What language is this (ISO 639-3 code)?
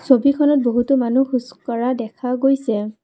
asm